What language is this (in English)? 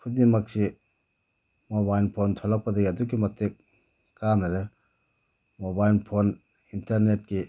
Manipuri